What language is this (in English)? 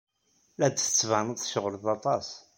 Kabyle